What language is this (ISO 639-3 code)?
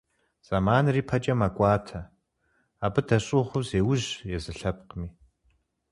kbd